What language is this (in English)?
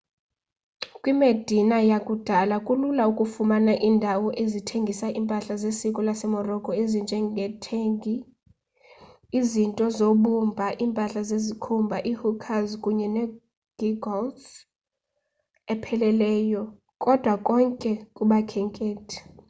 Xhosa